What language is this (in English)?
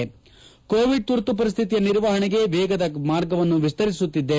Kannada